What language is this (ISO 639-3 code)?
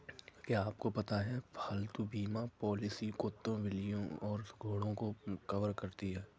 hin